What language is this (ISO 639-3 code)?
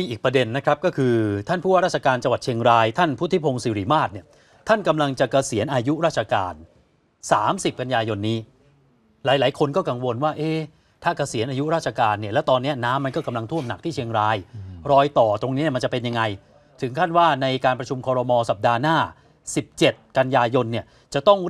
tha